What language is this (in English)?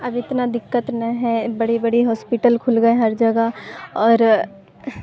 Urdu